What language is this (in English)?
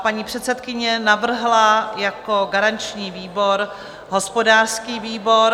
Czech